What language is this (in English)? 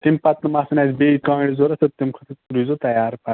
Kashmiri